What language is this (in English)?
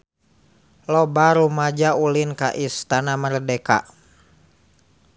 Sundanese